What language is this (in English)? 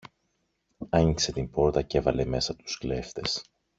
Greek